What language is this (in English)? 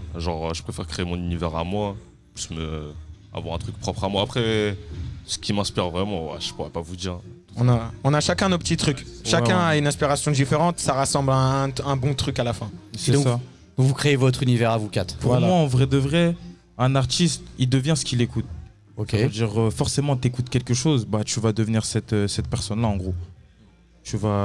French